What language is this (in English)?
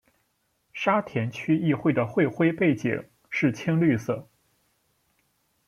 Chinese